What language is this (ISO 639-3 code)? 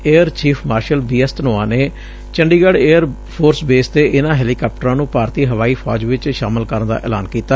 pan